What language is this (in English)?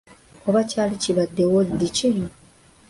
Ganda